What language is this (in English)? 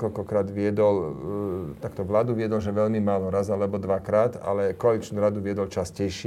Slovak